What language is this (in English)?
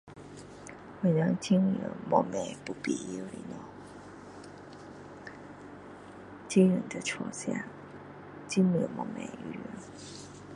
Min Dong Chinese